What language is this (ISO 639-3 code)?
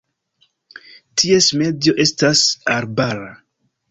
epo